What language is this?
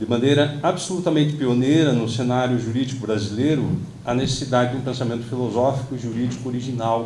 Portuguese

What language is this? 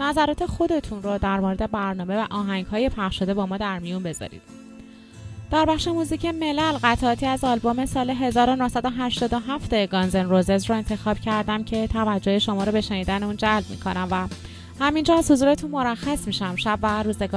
Persian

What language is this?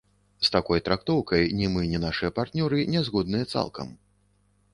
Belarusian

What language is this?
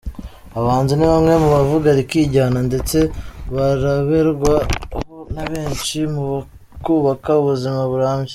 Kinyarwanda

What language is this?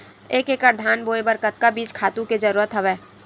Chhattisgarhi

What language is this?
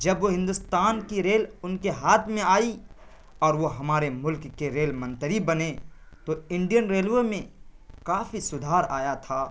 Urdu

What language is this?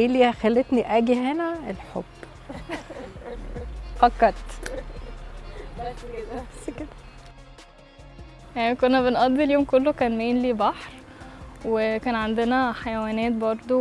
Arabic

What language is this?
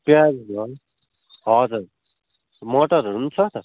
Nepali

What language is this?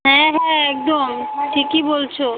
Bangla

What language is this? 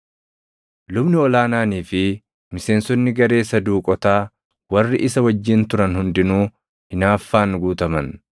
Oromo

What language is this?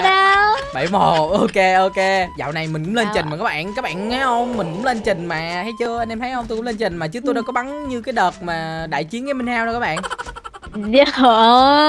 Vietnamese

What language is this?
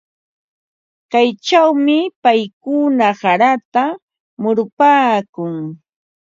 Ambo-Pasco Quechua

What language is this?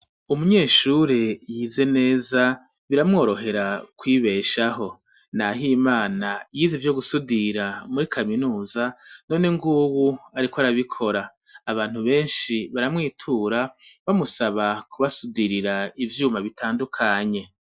Rundi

